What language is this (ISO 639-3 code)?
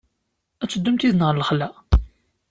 kab